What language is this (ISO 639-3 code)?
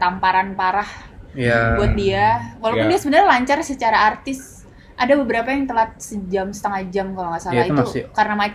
ind